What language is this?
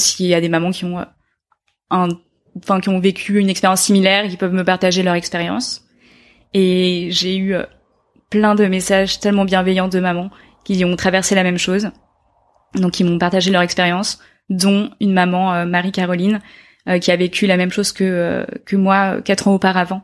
French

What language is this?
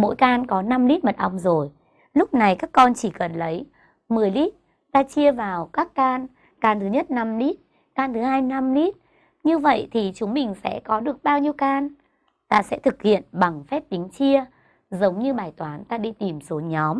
Vietnamese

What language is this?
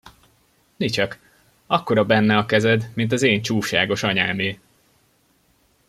Hungarian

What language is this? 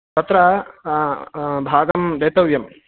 Sanskrit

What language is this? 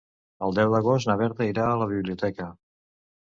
Catalan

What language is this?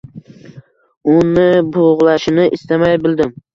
Uzbek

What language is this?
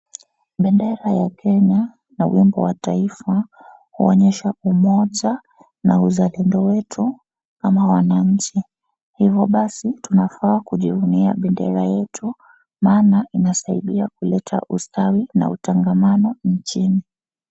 Swahili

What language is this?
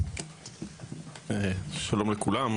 Hebrew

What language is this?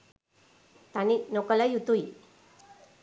Sinhala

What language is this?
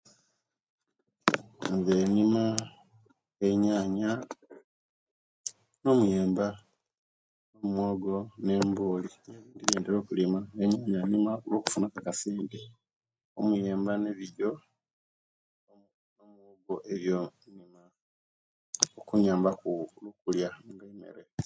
Kenyi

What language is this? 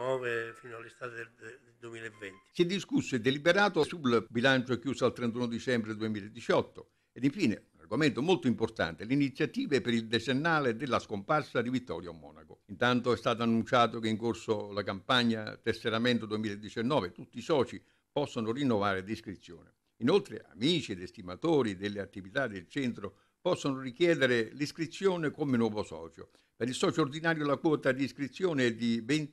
Italian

